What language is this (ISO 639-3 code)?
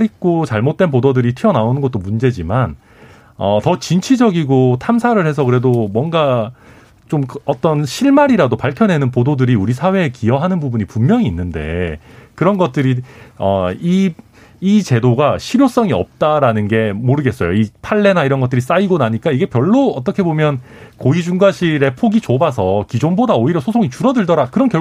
kor